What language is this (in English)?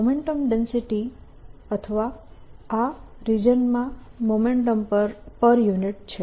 Gujarati